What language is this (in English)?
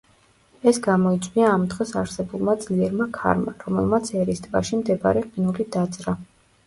Georgian